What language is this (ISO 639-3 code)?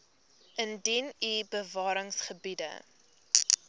afr